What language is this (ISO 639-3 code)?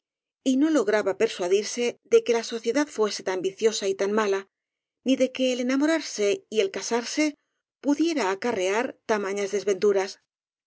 spa